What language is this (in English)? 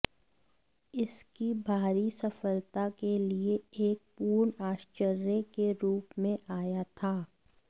Hindi